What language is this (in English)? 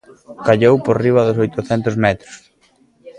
Galician